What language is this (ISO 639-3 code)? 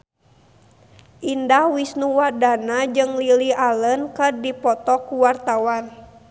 sun